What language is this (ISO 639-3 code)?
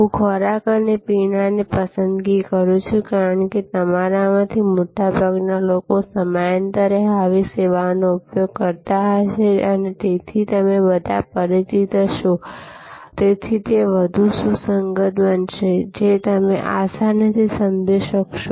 guj